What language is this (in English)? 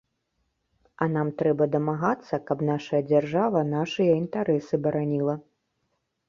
Belarusian